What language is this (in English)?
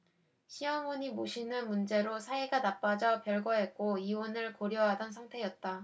Korean